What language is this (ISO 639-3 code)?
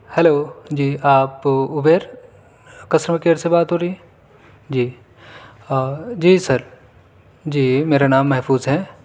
urd